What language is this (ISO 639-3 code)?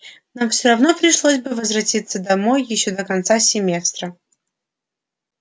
rus